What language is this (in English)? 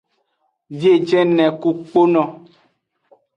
Aja (Benin)